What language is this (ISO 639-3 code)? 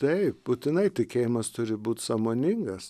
lit